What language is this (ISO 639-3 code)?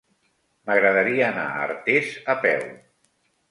cat